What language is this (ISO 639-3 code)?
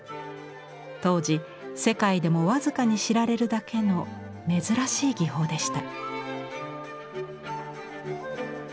jpn